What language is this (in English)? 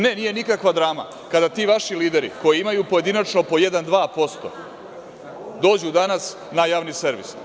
Serbian